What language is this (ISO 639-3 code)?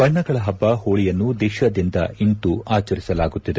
kan